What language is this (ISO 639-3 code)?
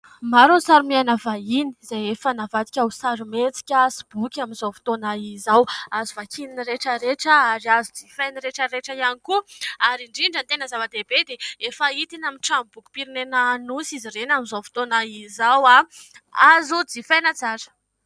mlg